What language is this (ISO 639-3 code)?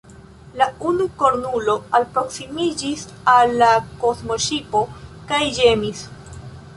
epo